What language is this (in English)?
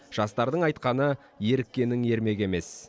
Kazakh